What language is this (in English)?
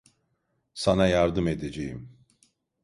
Turkish